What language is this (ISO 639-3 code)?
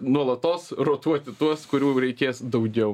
lit